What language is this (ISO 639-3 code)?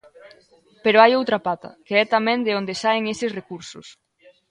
glg